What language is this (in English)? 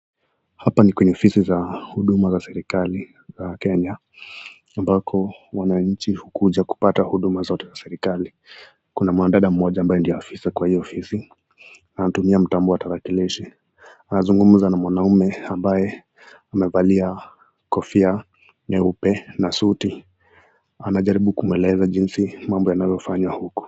Swahili